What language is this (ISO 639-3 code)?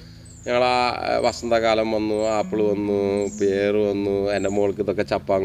mal